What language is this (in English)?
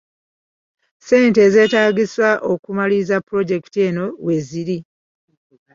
Ganda